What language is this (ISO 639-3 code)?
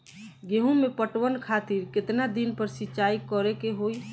bho